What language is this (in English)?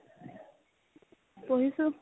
Assamese